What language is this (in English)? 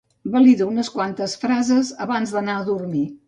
Catalan